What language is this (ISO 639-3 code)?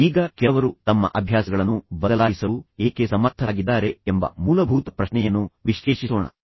kan